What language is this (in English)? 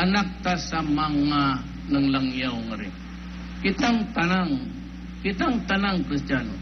Filipino